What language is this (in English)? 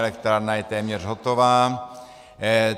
Czech